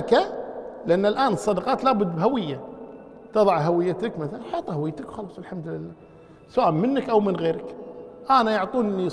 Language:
Arabic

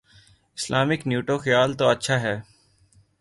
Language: Urdu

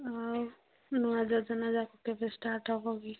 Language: Odia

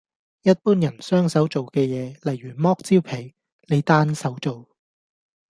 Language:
Cantonese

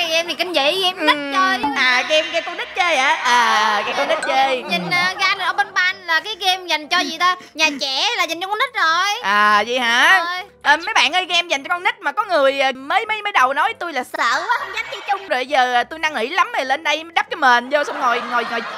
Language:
Vietnamese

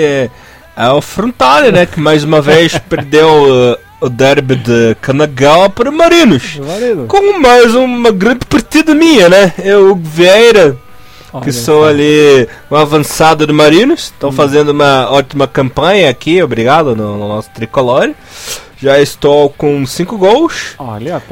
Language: Portuguese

